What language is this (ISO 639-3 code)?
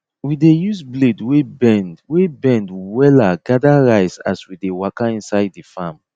pcm